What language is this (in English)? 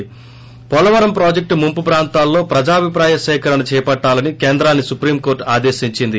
Telugu